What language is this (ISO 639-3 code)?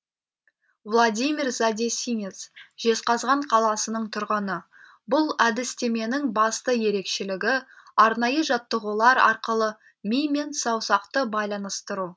kaz